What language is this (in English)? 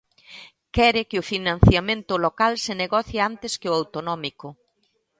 Galician